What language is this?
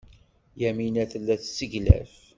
Kabyle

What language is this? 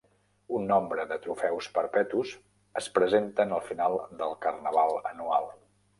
Catalan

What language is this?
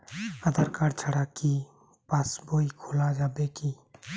Bangla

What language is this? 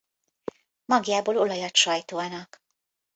Hungarian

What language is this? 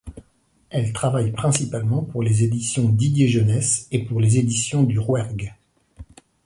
French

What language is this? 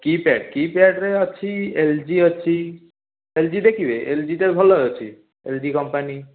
Odia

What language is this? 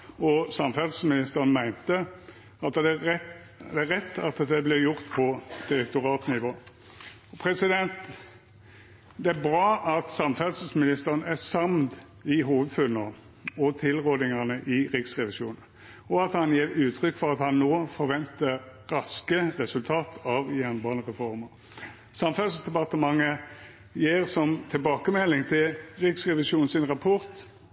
Norwegian Nynorsk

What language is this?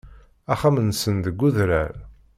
Kabyle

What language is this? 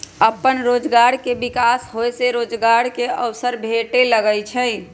Magahi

